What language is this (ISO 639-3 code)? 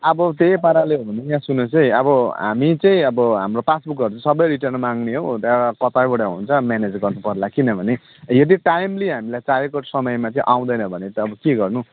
nep